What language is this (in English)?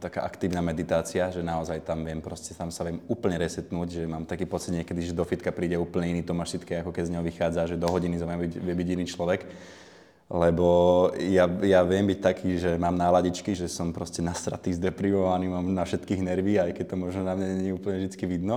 Slovak